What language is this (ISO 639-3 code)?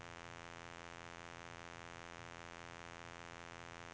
nor